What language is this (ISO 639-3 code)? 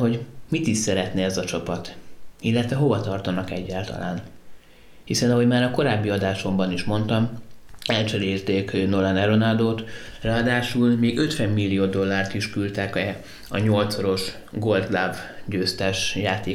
hun